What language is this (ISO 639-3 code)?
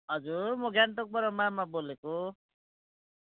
nep